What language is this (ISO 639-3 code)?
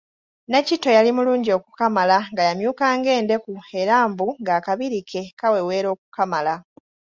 lug